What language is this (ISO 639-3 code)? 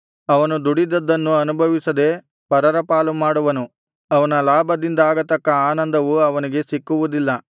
kan